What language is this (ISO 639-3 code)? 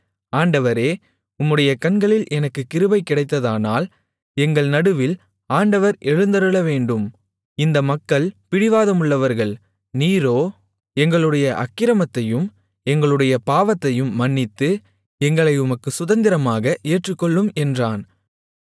tam